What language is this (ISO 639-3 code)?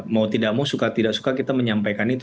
ind